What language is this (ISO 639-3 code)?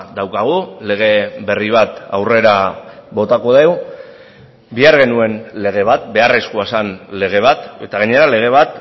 eus